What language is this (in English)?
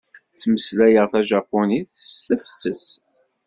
Kabyle